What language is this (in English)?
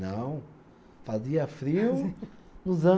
Portuguese